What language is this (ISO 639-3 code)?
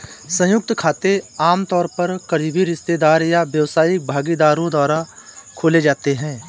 hin